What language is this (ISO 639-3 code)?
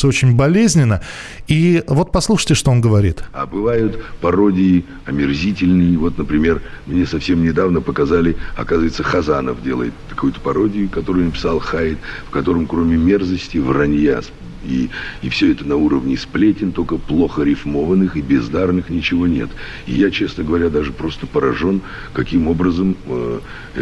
rus